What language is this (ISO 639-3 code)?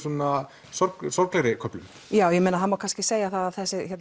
isl